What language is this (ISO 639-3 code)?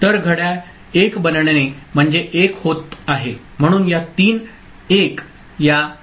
mar